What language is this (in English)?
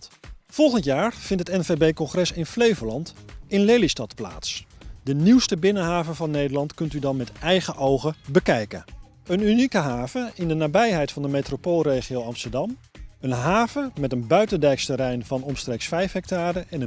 Dutch